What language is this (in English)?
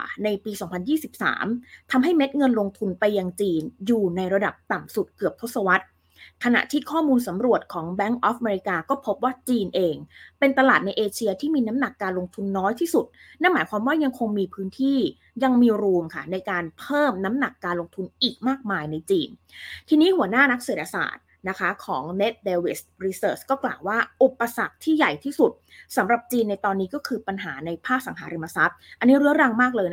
Thai